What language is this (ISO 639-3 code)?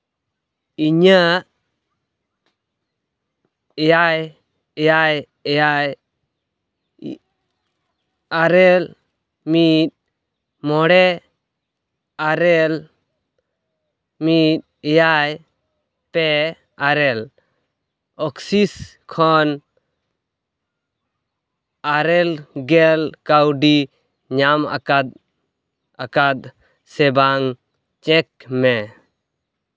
sat